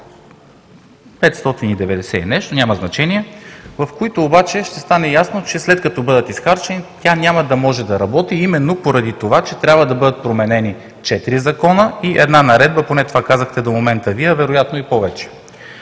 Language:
Bulgarian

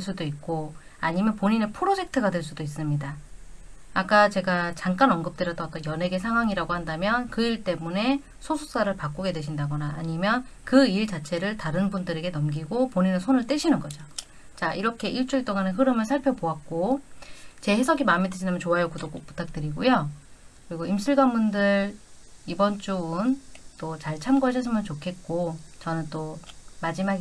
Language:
Korean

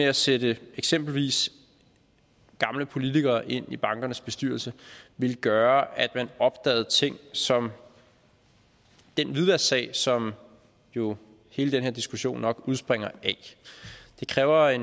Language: Danish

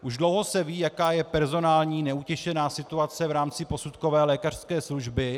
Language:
Czech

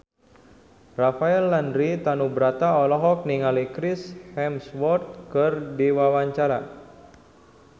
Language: Sundanese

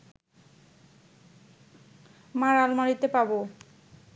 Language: Bangla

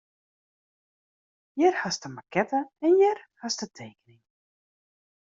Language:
Western Frisian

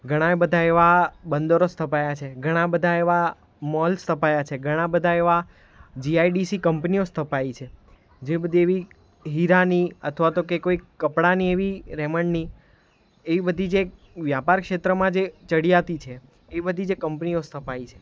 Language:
Gujarati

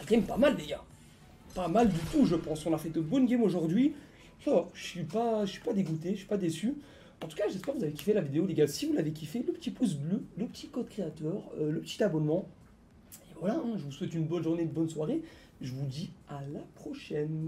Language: French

